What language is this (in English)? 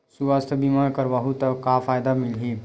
Chhattisgarhi